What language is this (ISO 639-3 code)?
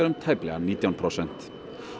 isl